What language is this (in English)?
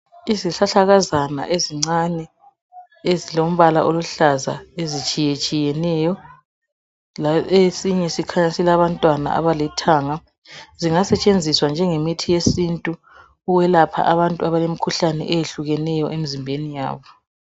North Ndebele